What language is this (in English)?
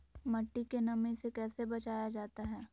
Magahi